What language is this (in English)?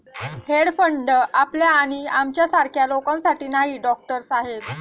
Marathi